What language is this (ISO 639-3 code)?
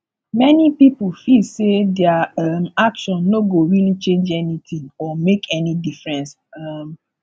pcm